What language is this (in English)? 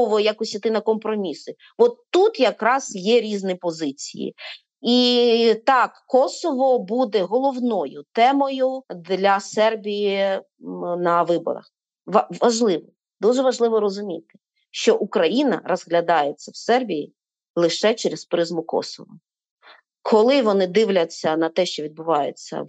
Ukrainian